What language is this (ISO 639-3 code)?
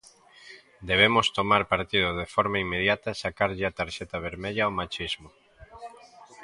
glg